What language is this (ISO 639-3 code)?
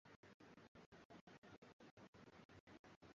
swa